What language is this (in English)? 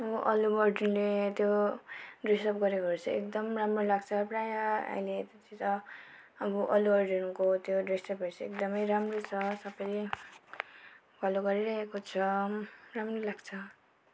Nepali